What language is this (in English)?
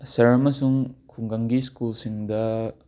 Manipuri